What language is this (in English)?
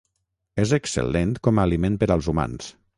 Catalan